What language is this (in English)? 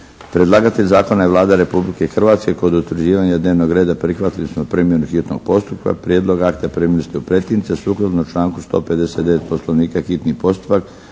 Croatian